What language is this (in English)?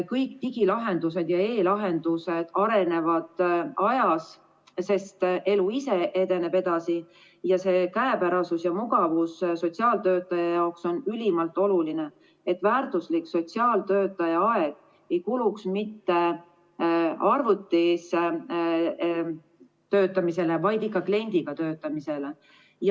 Estonian